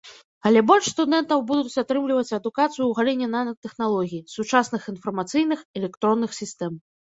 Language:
Belarusian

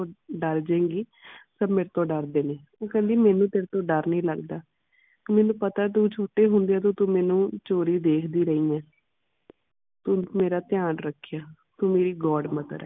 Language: Punjabi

